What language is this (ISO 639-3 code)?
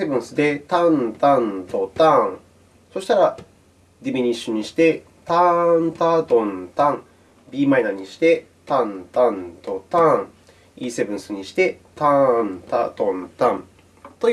jpn